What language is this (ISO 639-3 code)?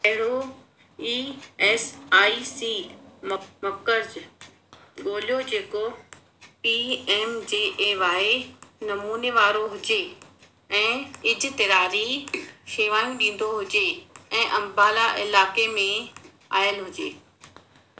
snd